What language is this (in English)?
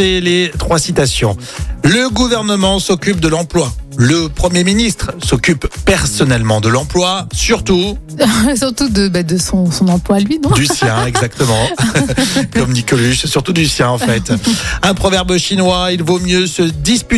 French